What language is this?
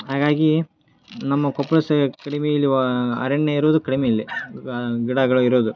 Kannada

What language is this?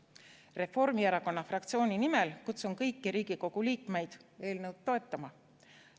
Estonian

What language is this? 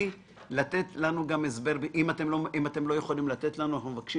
Hebrew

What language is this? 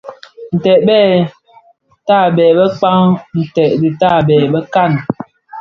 Bafia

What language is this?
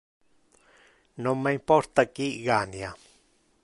Interlingua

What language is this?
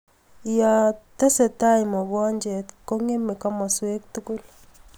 Kalenjin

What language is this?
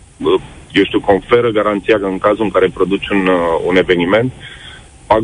Romanian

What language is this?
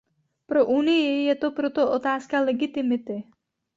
Czech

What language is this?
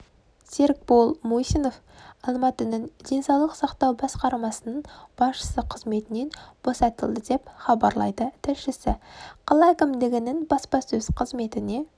Kazakh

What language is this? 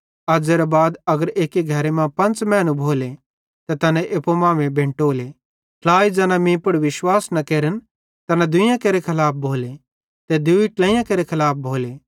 Bhadrawahi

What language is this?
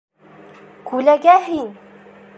Bashkir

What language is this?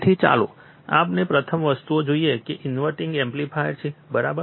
Gujarati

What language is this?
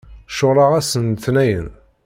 Kabyle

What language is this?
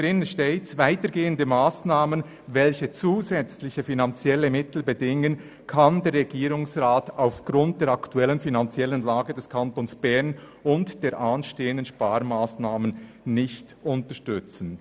Swiss German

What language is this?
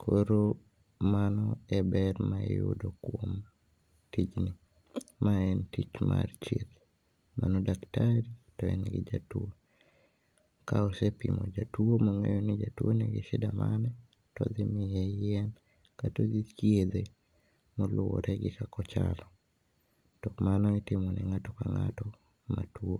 Luo (Kenya and Tanzania)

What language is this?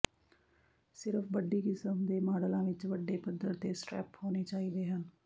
Punjabi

